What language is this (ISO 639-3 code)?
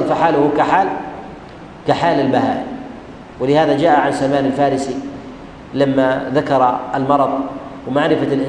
ara